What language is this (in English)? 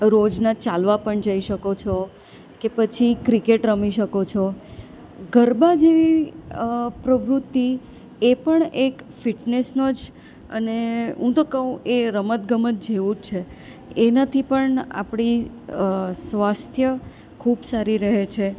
Gujarati